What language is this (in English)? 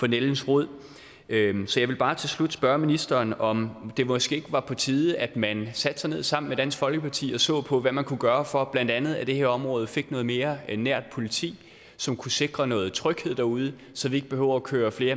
Danish